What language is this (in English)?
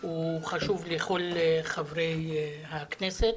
Hebrew